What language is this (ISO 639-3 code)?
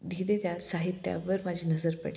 mar